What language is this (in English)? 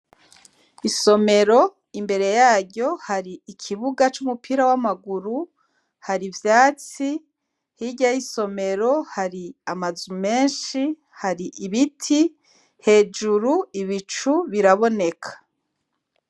Rundi